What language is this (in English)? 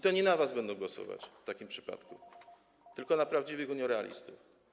Polish